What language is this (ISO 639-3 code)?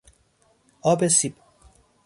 fas